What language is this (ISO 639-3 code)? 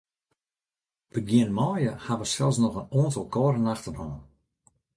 fry